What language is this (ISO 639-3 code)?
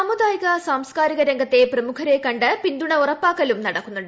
mal